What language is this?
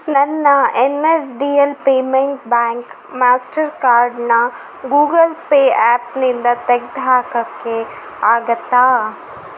Kannada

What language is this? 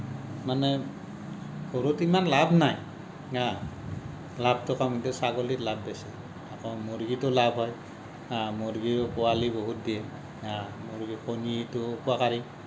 Assamese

